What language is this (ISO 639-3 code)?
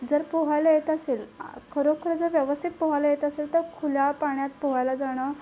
mar